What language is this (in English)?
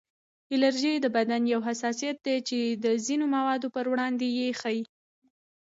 Pashto